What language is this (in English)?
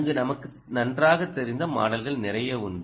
Tamil